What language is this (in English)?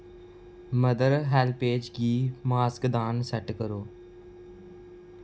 Dogri